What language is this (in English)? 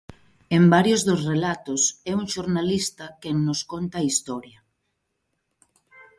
Galician